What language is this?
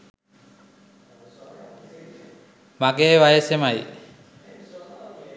Sinhala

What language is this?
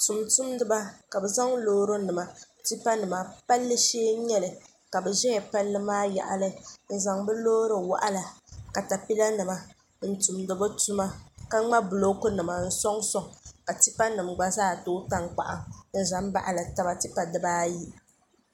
Dagbani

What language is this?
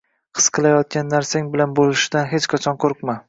Uzbek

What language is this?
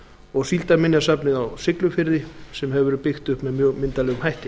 Icelandic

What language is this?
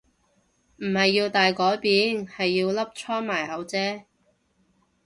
Cantonese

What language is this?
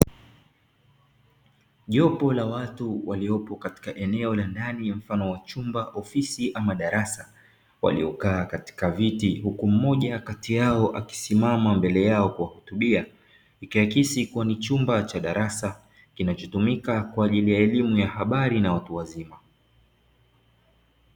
Swahili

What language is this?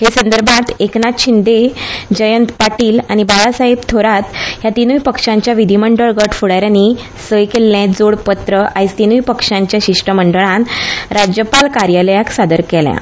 Konkani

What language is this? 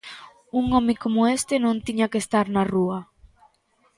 Galician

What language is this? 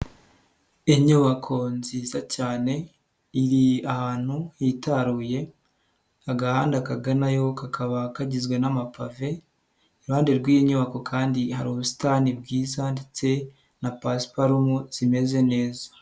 Kinyarwanda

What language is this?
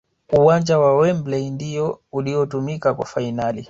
Swahili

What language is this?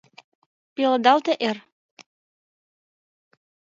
Mari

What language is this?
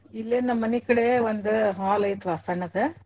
Kannada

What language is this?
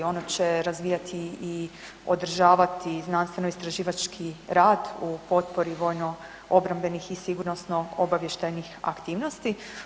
Croatian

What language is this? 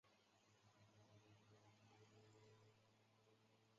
Chinese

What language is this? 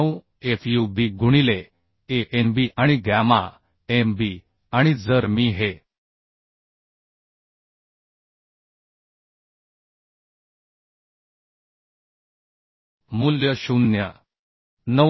Marathi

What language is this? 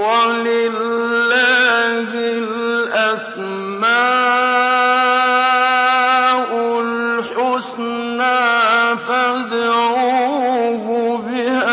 Arabic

